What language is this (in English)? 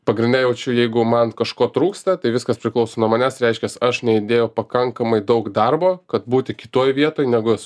Lithuanian